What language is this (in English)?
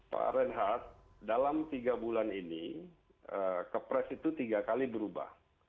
Indonesian